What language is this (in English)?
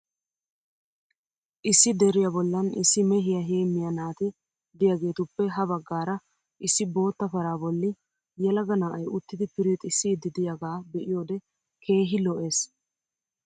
Wolaytta